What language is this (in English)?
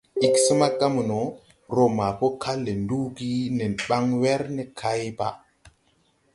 Tupuri